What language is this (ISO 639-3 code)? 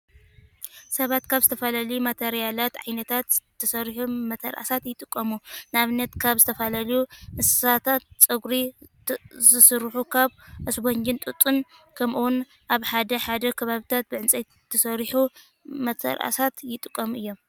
tir